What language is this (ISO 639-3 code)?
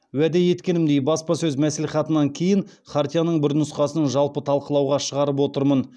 kaz